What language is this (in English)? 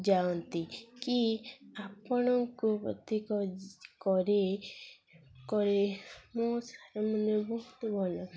Odia